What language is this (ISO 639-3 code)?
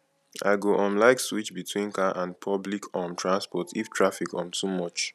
pcm